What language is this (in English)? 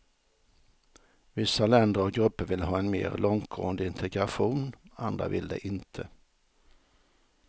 Swedish